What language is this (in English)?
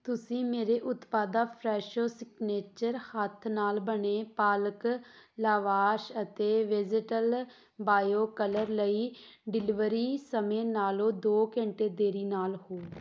Punjabi